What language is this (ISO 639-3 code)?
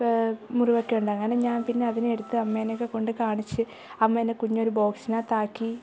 mal